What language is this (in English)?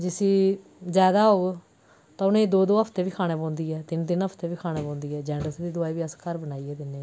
Dogri